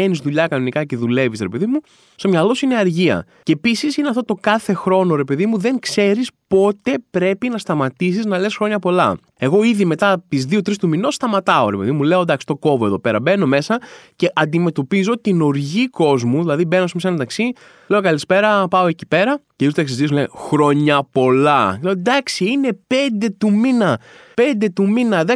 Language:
Greek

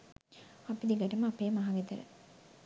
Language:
Sinhala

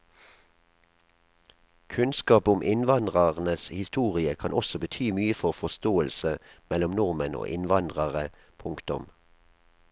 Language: Norwegian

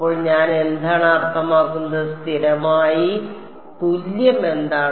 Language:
Malayalam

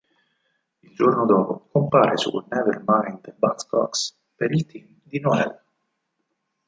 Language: Italian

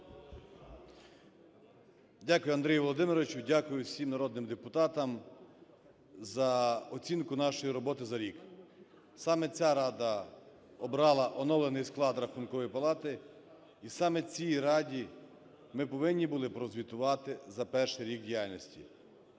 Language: Ukrainian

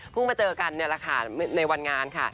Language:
Thai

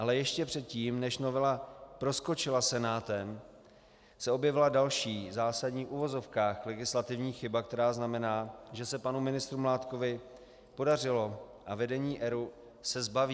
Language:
Czech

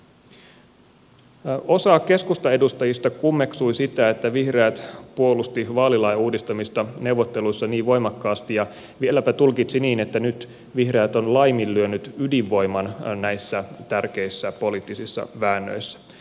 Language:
Finnish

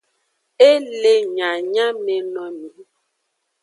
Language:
Aja (Benin)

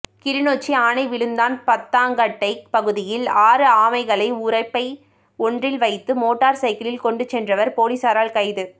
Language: Tamil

